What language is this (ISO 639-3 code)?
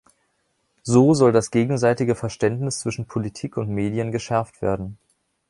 deu